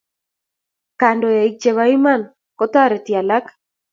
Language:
Kalenjin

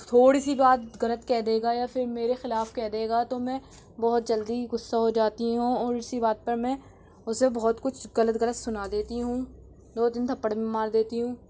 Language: Urdu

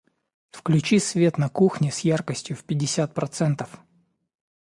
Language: Russian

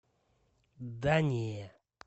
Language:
Russian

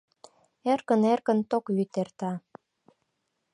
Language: Mari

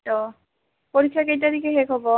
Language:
Assamese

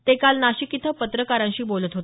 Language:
Marathi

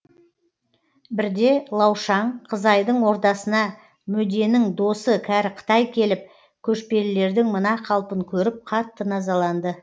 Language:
Kazakh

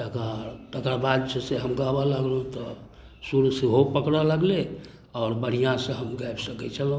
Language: Maithili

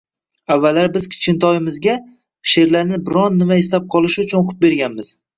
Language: Uzbek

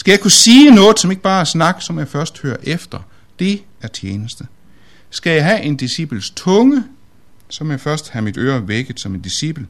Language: Danish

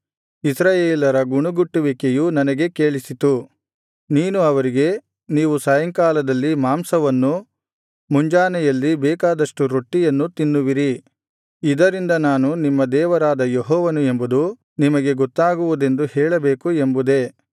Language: Kannada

